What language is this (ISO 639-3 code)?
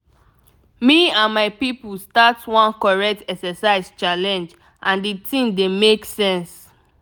pcm